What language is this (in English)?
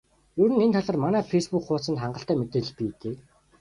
Mongolian